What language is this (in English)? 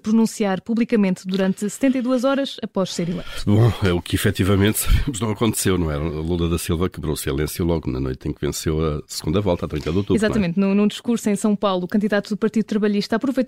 Portuguese